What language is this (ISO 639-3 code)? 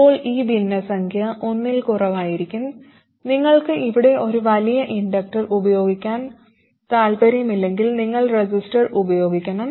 mal